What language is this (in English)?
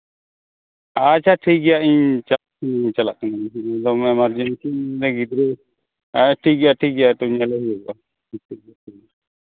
Santali